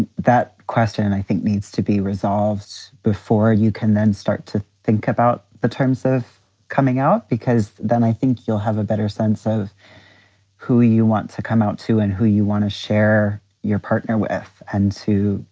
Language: English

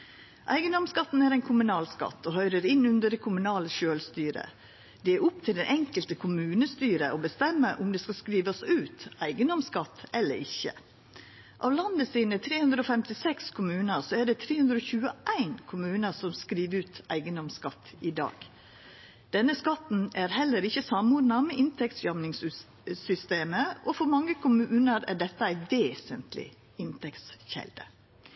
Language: Norwegian Nynorsk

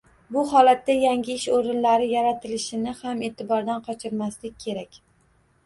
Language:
Uzbek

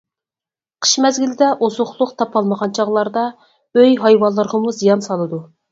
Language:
Uyghur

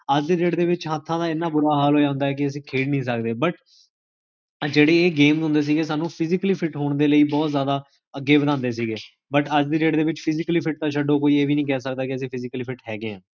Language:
Punjabi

